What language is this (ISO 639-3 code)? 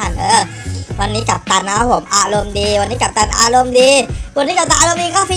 tha